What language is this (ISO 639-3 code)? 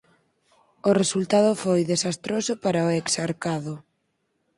glg